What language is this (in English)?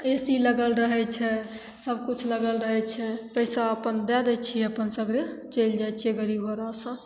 Maithili